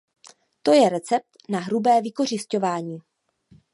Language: Czech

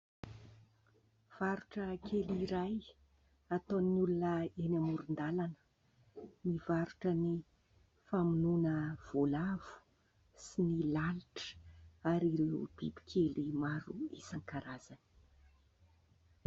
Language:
Malagasy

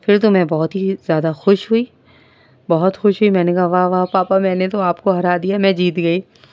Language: Urdu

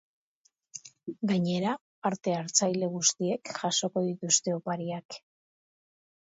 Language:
Basque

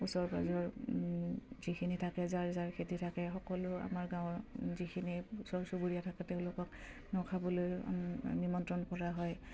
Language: Assamese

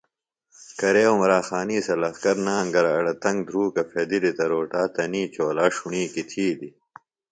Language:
Phalura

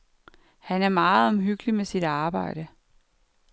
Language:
Danish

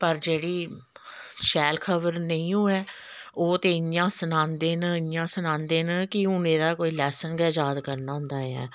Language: Dogri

